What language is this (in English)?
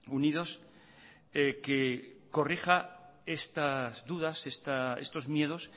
Spanish